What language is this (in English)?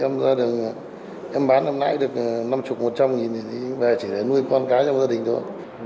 Vietnamese